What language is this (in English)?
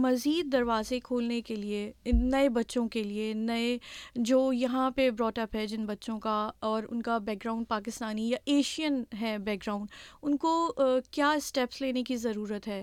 Urdu